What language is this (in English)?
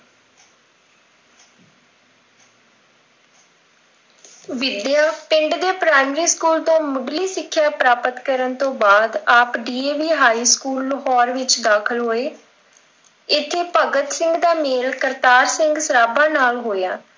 Punjabi